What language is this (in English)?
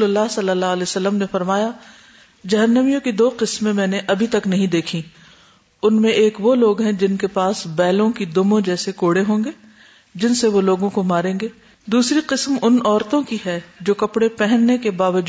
Urdu